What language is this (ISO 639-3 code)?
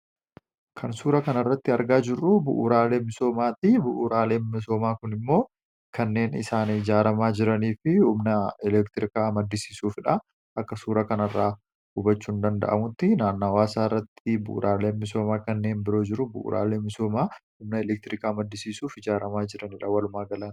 orm